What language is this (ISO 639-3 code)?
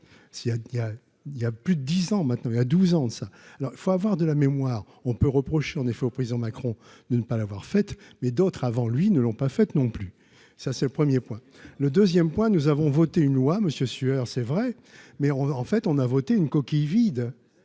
fra